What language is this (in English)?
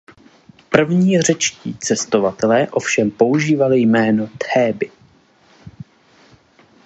Czech